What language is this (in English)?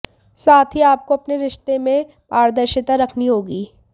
Hindi